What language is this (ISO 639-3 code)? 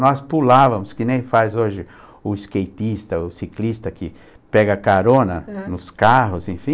por